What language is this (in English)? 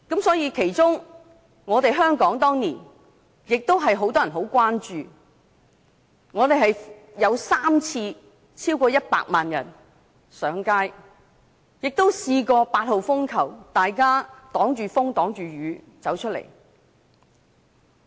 Cantonese